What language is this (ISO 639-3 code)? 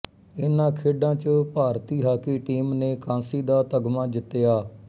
pan